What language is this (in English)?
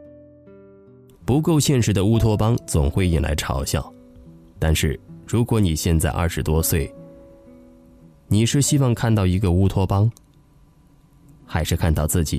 Chinese